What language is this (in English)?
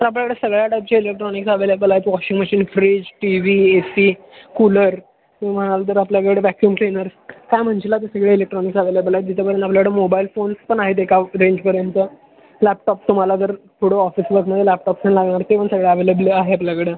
Marathi